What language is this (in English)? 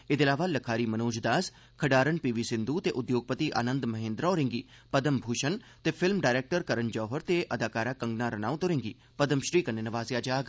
Dogri